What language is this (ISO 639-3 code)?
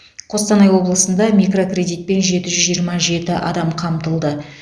kaz